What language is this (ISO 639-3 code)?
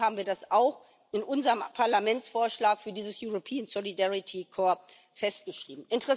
deu